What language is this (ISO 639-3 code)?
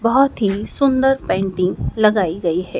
hin